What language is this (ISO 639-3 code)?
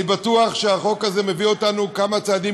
heb